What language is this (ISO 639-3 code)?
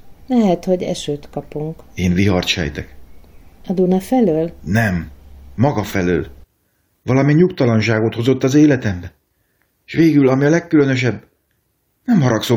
hun